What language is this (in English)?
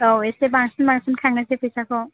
Bodo